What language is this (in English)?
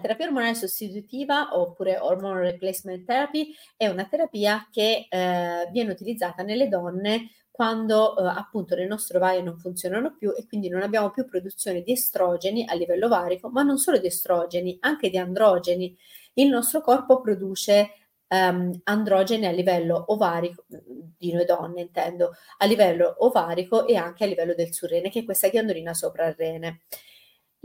Italian